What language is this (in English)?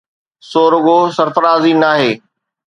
Sindhi